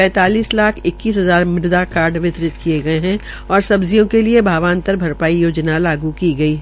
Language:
Hindi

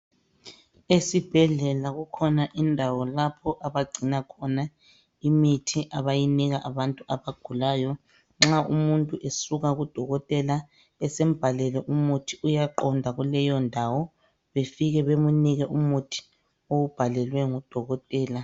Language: North Ndebele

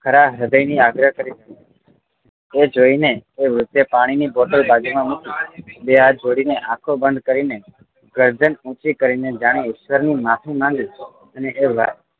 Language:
Gujarati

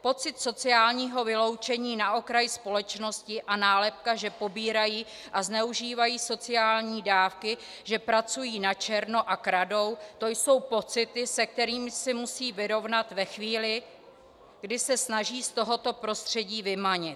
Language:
Czech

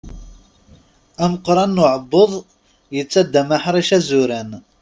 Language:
Kabyle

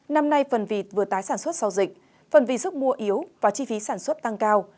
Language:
Vietnamese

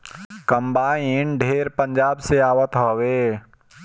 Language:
Bhojpuri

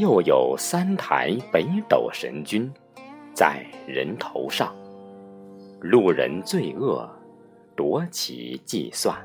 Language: Chinese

